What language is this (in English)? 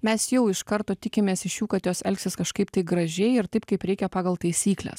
Lithuanian